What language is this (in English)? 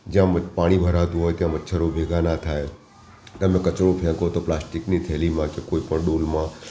Gujarati